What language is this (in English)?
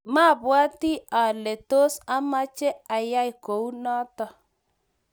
Kalenjin